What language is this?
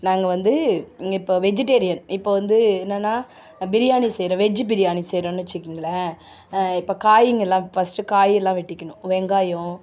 Tamil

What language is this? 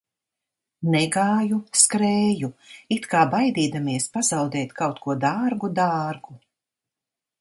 Latvian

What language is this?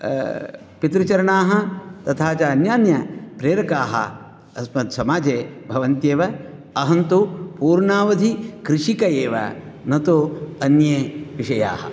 Sanskrit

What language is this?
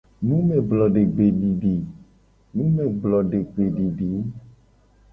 Gen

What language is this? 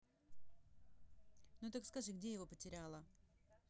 Russian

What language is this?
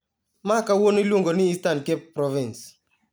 Luo (Kenya and Tanzania)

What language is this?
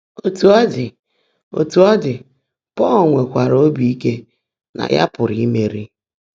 Igbo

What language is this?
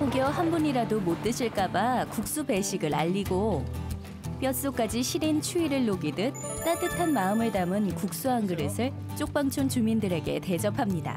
Korean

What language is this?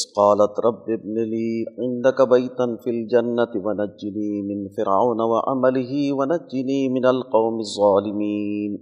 Urdu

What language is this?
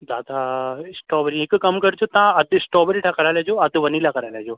Sindhi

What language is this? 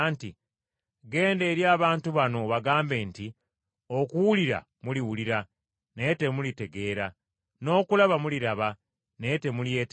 Ganda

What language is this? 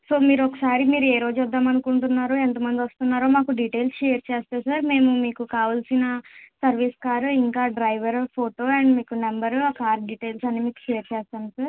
Telugu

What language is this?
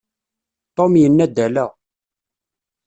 Kabyle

